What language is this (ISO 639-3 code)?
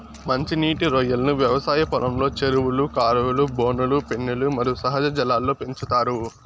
tel